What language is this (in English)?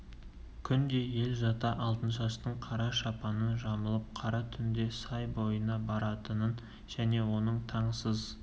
Kazakh